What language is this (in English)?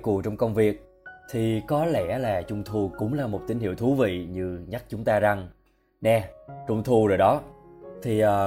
Vietnamese